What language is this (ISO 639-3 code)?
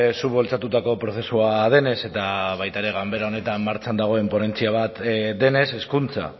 eus